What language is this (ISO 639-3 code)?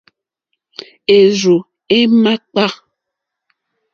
bri